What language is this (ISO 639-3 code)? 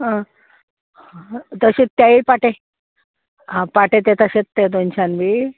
kok